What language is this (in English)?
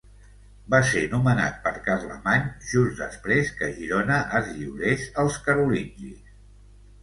Catalan